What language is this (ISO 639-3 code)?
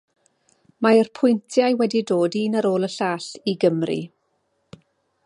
cym